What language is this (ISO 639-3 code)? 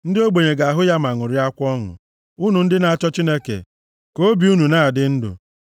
ibo